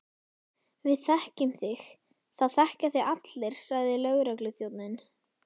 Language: Icelandic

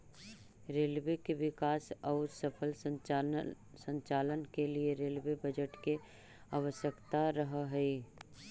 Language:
Magahi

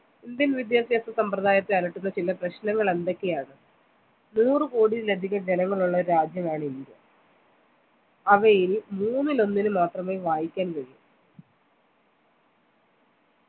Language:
Malayalam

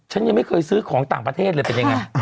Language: Thai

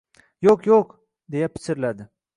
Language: Uzbek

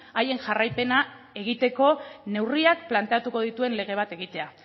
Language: Basque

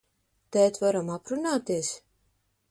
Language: Latvian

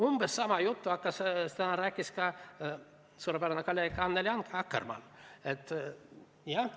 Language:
Estonian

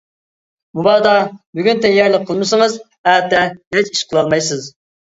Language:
Uyghur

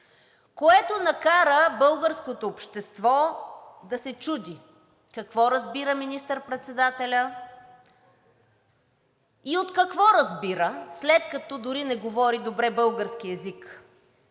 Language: Bulgarian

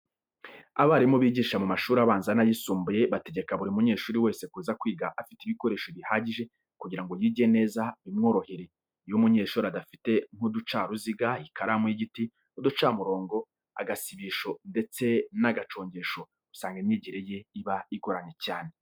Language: Kinyarwanda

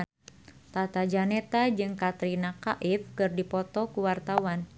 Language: Sundanese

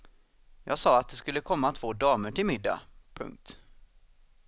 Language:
Swedish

